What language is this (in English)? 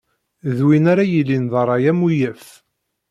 Kabyle